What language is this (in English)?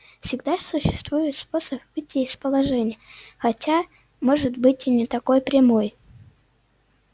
Russian